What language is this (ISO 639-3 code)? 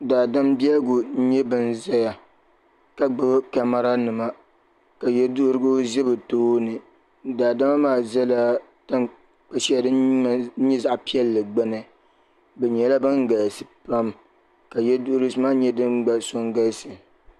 dag